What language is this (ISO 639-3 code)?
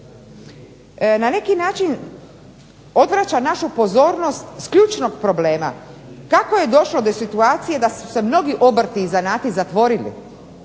hrv